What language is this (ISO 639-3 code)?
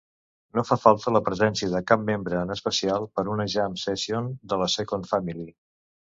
cat